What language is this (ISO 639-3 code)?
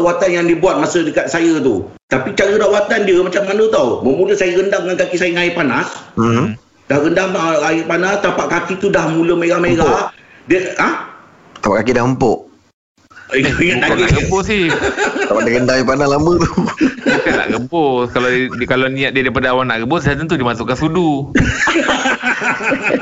msa